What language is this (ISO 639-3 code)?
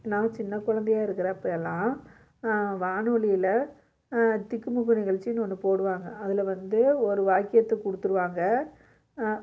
tam